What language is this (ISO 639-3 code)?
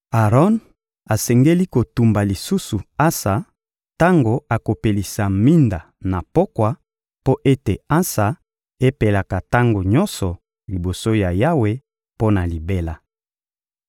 lin